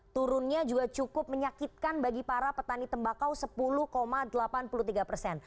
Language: Indonesian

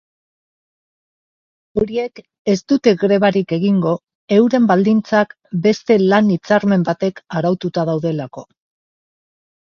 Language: Basque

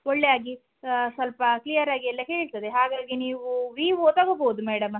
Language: Kannada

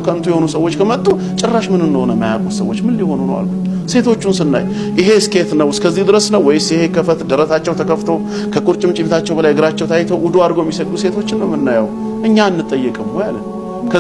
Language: Amharic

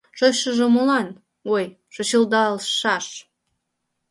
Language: Mari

